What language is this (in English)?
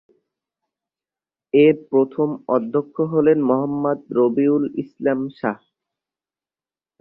Bangla